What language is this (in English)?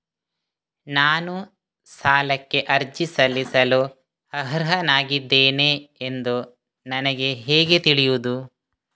Kannada